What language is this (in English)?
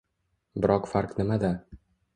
Uzbek